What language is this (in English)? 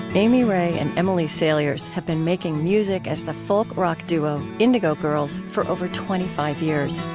English